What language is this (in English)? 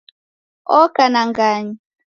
Taita